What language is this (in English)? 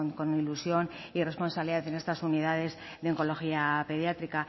Spanish